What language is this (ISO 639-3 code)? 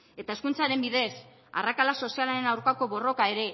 eus